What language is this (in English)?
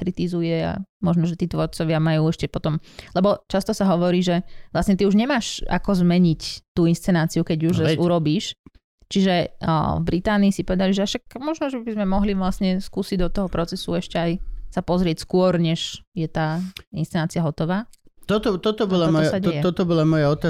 Slovak